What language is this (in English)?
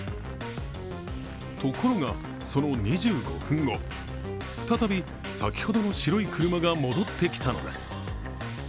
Japanese